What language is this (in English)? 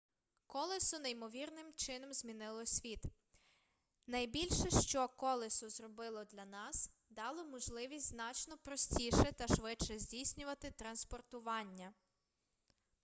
Ukrainian